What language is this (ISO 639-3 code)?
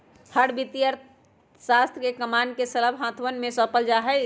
mag